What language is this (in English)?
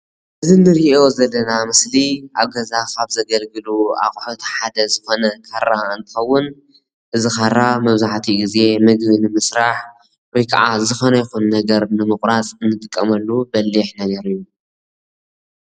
Tigrinya